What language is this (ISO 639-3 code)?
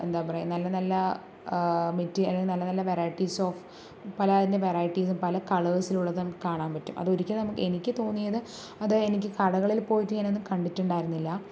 mal